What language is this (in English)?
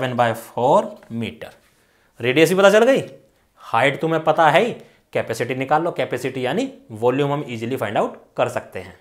Hindi